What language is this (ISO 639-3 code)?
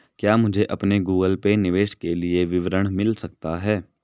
hin